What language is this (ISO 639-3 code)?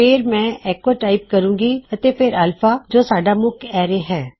pan